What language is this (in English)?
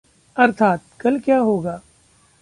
Hindi